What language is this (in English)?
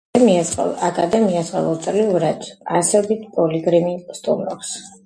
Georgian